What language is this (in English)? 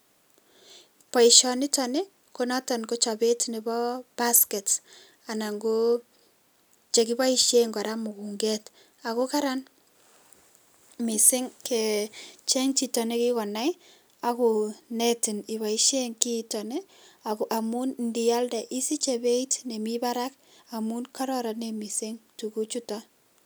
Kalenjin